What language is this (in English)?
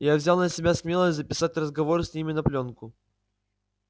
Russian